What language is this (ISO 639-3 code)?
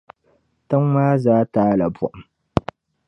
dag